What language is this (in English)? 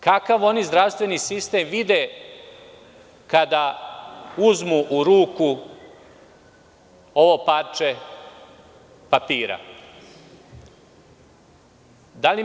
Serbian